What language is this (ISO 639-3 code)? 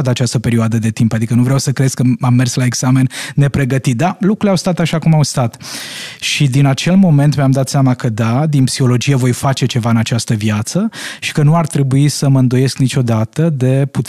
ron